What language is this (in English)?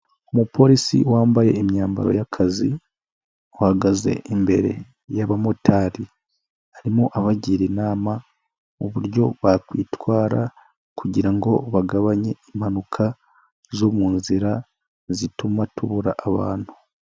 Kinyarwanda